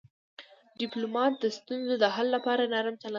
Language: Pashto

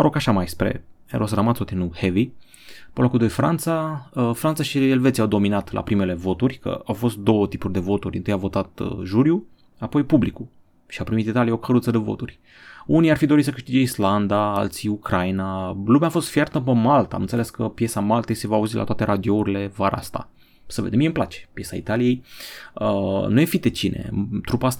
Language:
Romanian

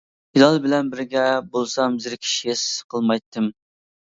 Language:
Uyghur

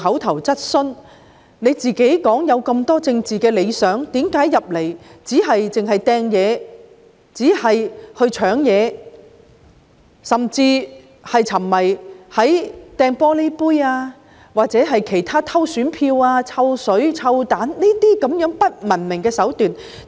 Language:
Cantonese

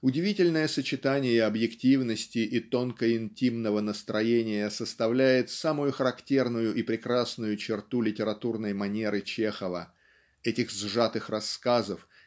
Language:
Russian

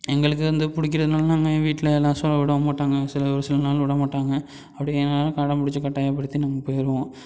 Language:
Tamil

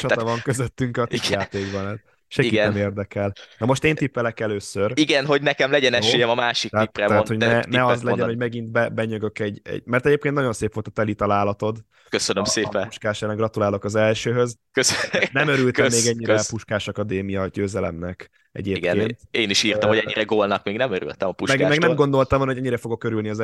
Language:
Hungarian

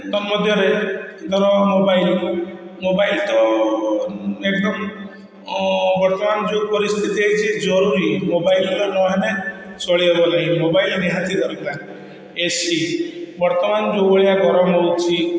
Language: Odia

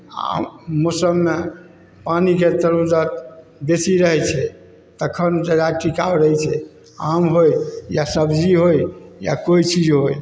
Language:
Maithili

